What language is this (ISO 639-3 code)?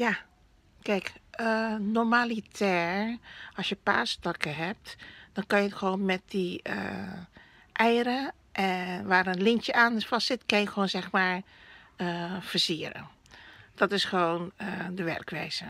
nld